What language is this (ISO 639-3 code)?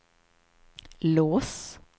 swe